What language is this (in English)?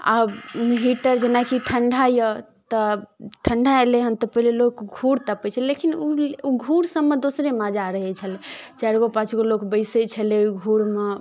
Maithili